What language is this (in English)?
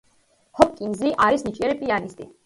Georgian